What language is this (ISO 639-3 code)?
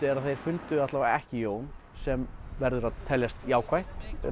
isl